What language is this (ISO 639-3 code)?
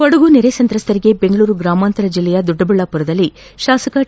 kan